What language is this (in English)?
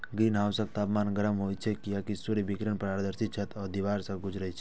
Maithili